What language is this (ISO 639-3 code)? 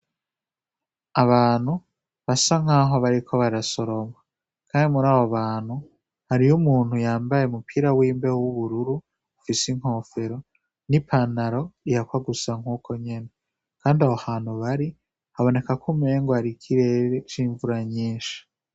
run